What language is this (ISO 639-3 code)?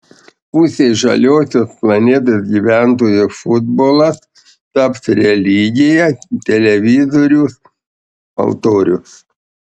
lit